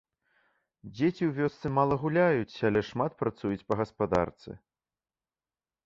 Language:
Belarusian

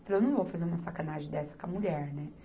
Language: Portuguese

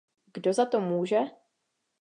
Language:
Czech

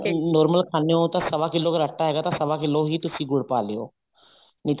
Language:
Punjabi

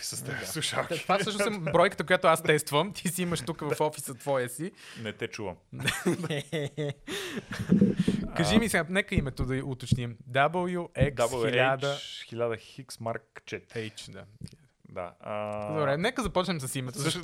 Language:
Bulgarian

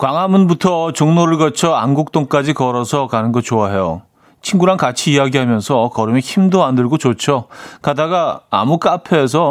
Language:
Korean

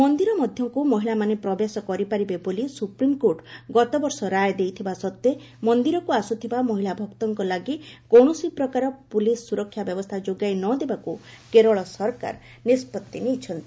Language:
Odia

